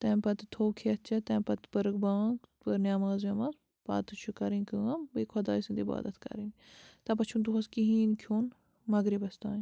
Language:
Kashmiri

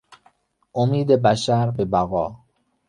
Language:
Persian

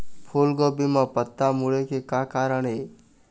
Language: Chhattisgarhi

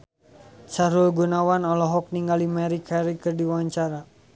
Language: Sundanese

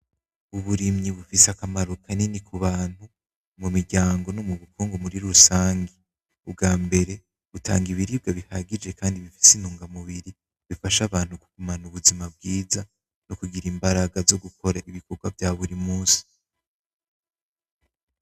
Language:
Rundi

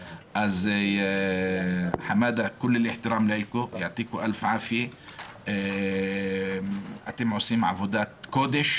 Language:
Hebrew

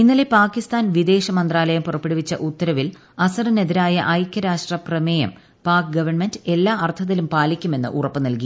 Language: Malayalam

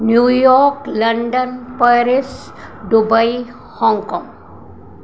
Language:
Sindhi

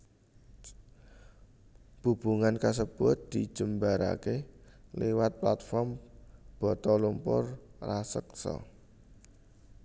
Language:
Javanese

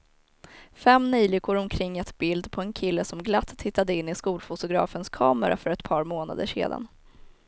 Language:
Swedish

